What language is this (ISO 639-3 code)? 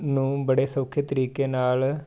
pan